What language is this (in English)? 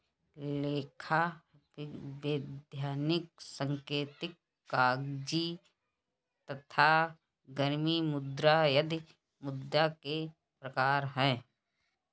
Hindi